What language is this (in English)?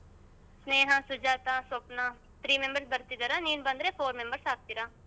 Kannada